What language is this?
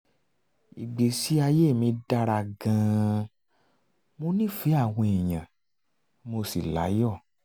Yoruba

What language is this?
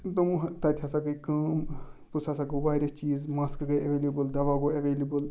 Kashmiri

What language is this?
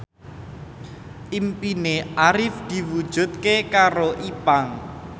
Javanese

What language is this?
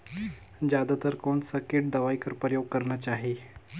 Chhattisgarhi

